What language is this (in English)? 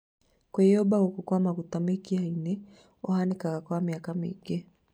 Kikuyu